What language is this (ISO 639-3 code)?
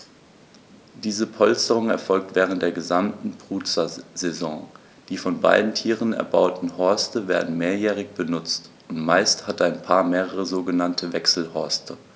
deu